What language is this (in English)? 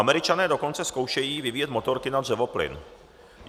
Czech